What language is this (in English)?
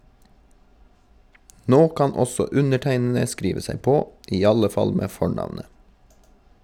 Norwegian